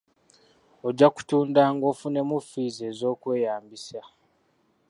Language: Ganda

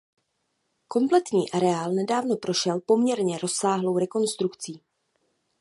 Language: Czech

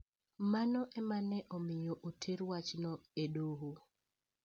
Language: Luo (Kenya and Tanzania)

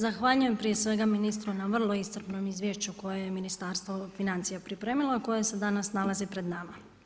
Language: Croatian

